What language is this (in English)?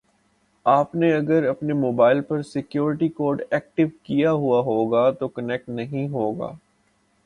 Urdu